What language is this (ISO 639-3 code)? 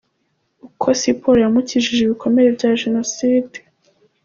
kin